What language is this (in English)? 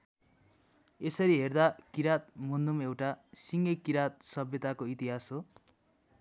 Nepali